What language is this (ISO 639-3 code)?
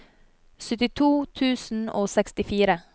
nor